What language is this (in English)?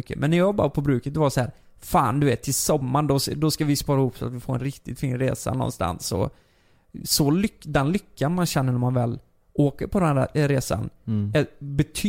Swedish